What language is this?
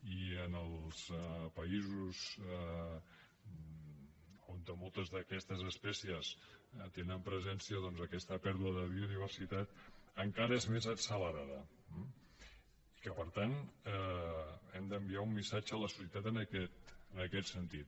Catalan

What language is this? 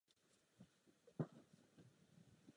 Czech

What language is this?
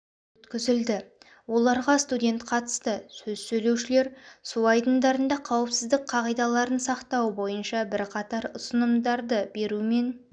Kazakh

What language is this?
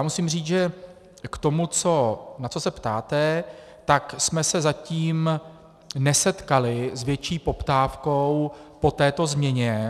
Czech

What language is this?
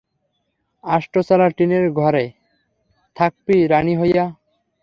Bangla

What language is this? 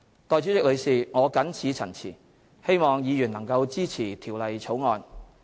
Cantonese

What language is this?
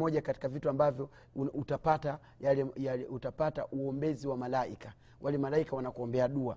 Swahili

